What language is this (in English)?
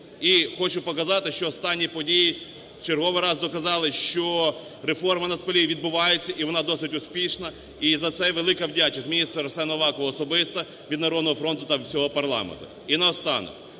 Ukrainian